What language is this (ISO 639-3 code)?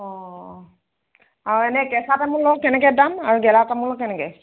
asm